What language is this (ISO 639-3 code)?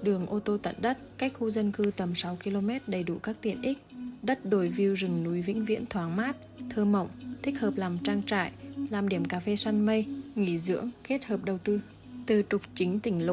vie